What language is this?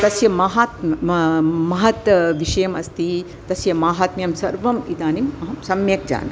Sanskrit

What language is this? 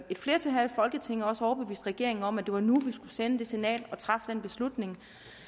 Danish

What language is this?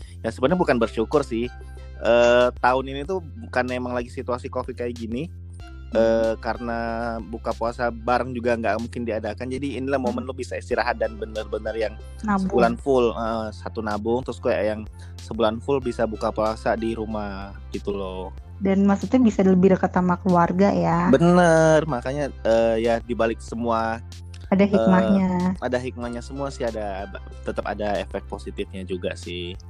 Indonesian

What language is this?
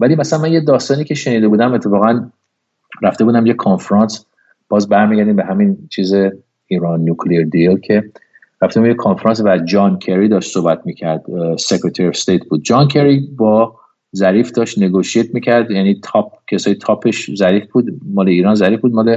Persian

